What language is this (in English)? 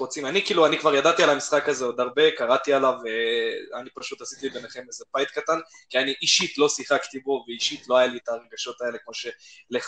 Hebrew